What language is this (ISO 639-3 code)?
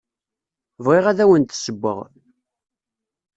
kab